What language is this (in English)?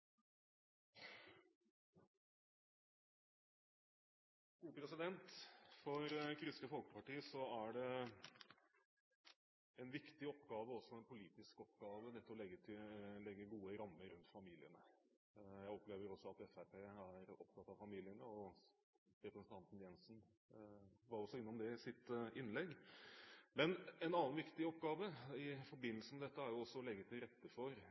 Norwegian Bokmål